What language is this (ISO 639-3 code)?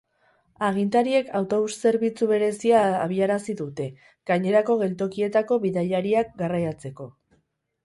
eus